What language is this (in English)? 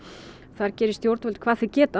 Icelandic